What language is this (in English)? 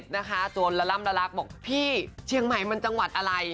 Thai